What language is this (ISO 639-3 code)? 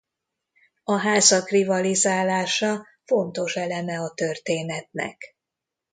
hun